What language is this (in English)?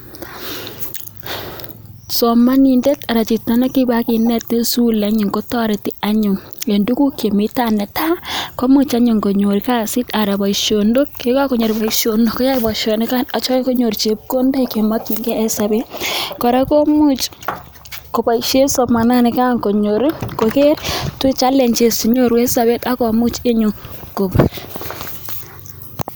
Kalenjin